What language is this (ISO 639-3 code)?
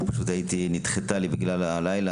heb